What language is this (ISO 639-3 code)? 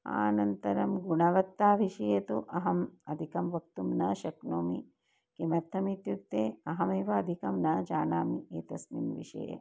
san